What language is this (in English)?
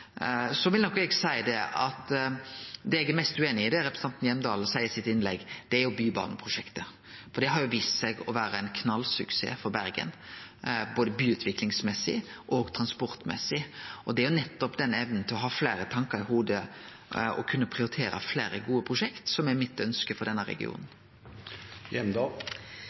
Norwegian Nynorsk